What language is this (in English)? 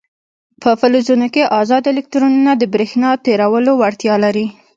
Pashto